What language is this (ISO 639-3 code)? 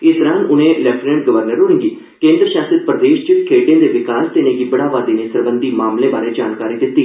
doi